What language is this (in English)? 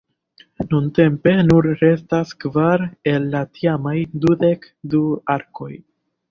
Esperanto